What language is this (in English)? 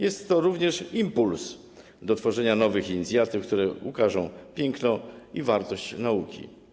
Polish